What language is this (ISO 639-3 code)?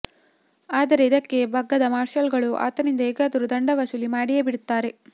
kan